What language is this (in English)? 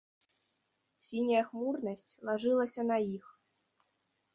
Belarusian